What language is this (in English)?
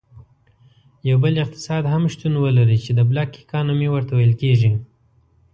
Pashto